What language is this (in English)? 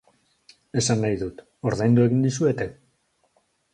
Basque